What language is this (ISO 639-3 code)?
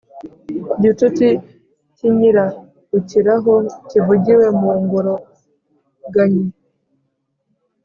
kin